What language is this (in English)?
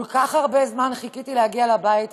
Hebrew